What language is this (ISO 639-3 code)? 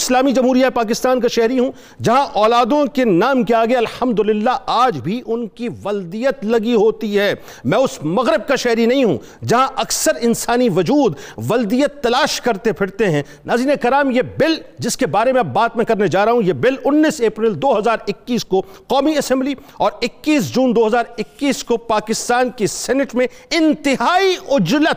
urd